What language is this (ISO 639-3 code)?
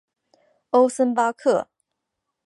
zho